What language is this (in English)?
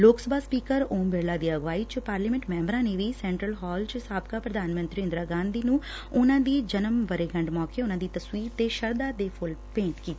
Punjabi